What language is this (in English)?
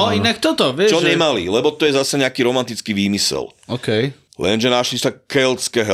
Slovak